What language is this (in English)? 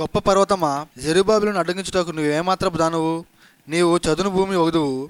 Telugu